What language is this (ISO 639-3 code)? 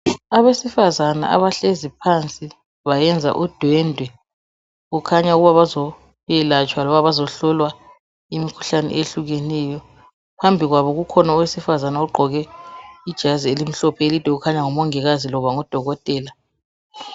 nde